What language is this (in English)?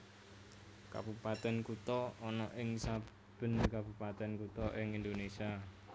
Javanese